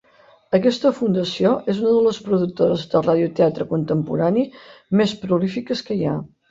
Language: Catalan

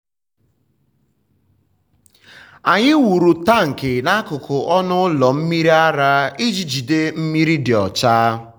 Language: Igbo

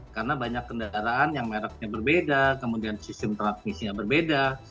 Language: Indonesian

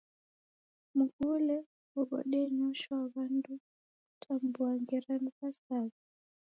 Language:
Taita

